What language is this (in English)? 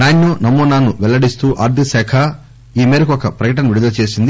Telugu